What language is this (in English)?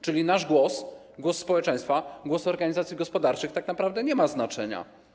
Polish